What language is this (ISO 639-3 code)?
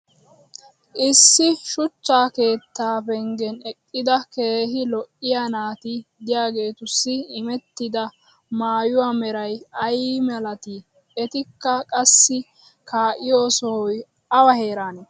wal